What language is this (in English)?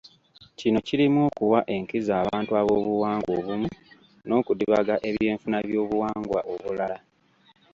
Ganda